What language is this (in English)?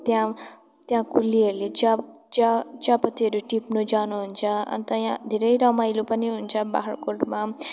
Nepali